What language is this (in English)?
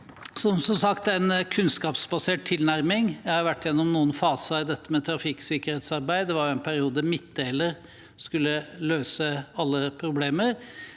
Norwegian